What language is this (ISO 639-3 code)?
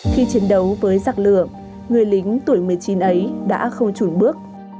vie